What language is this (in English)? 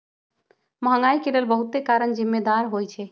Magahi